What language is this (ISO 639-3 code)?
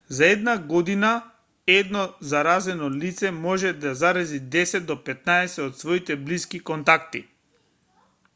mkd